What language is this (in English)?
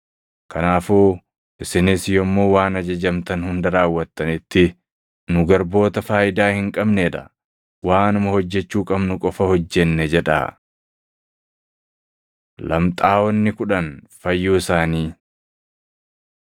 Oromo